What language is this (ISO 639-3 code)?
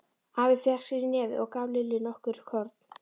isl